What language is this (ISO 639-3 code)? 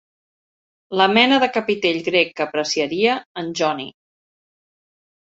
cat